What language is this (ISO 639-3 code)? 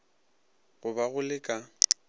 nso